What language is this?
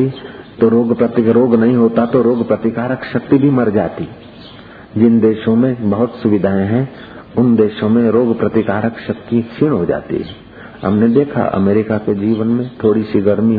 Hindi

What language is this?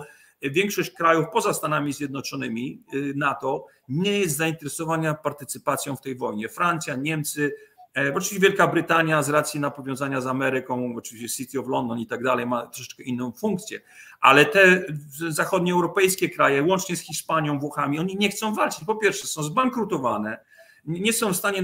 Polish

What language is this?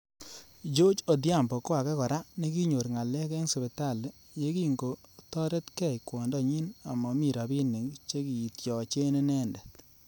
Kalenjin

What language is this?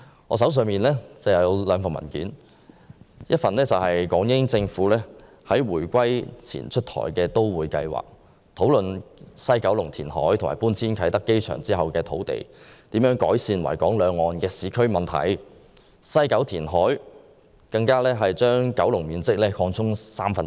Cantonese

